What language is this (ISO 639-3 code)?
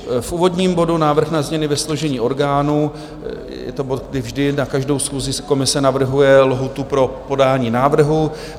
ces